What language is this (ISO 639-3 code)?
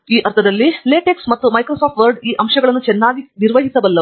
kan